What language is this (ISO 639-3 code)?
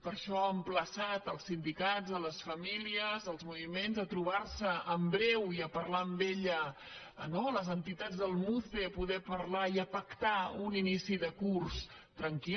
cat